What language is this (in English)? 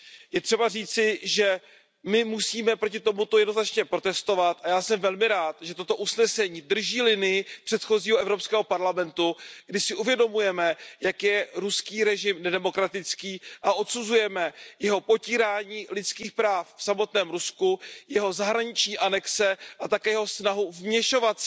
Czech